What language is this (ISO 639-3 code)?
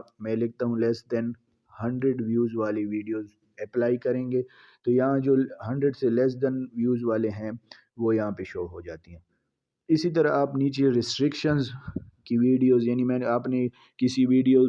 urd